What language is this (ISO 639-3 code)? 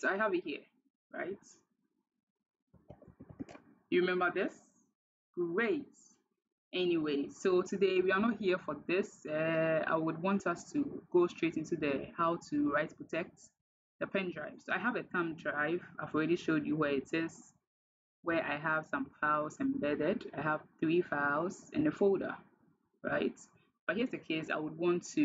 eng